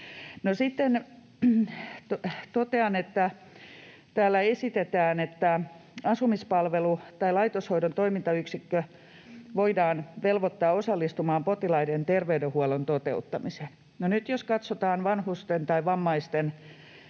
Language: Finnish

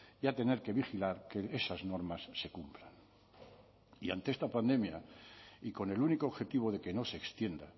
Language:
Spanish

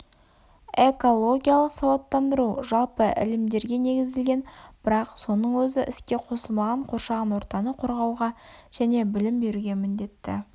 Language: Kazakh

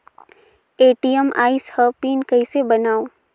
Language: Chhattisgarhi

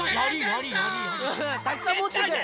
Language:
Japanese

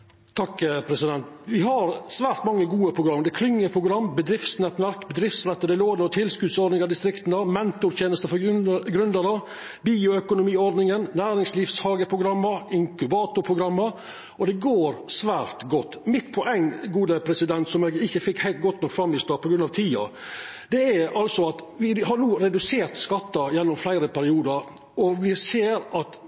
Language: Norwegian Nynorsk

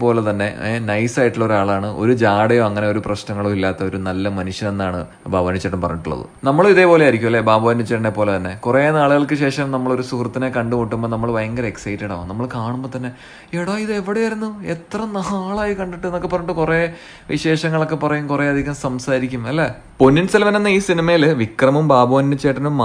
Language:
Malayalam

